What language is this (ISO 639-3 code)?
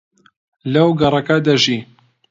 ckb